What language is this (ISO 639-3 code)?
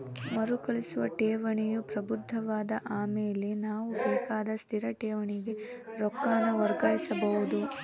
kan